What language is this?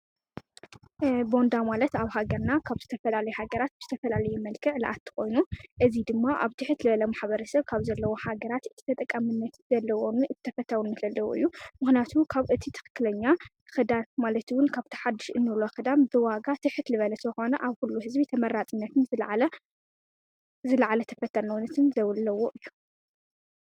Tigrinya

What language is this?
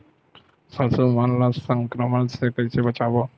Chhattisgarhi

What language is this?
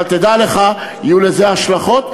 Hebrew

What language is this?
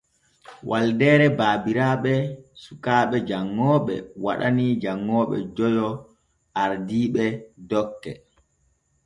Borgu Fulfulde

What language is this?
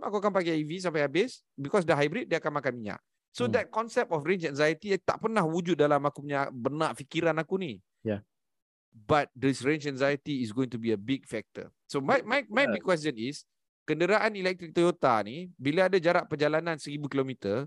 Malay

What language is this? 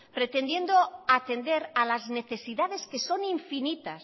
Spanish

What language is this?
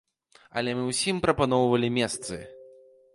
Belarusian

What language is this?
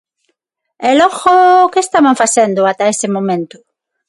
Galician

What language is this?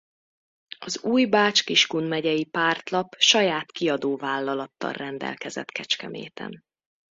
Hungarian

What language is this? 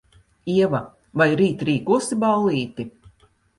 Latvian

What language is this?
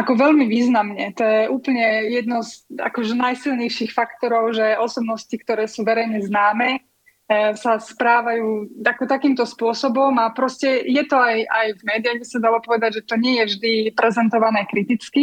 Slovak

